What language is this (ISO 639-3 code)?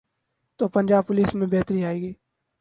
urd